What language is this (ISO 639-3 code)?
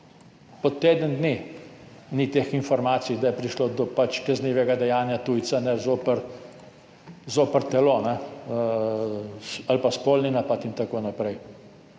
slv